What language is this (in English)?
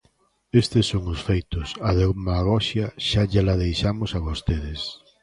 Galician